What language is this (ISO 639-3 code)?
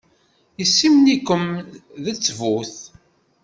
kab